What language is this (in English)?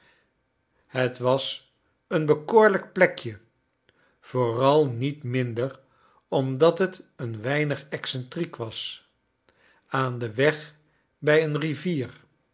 Dutch